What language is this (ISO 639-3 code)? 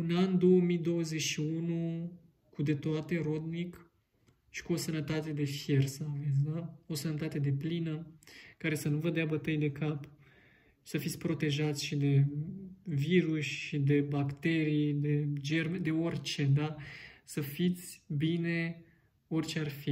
ron